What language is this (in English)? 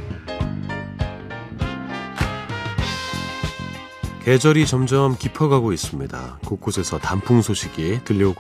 Korean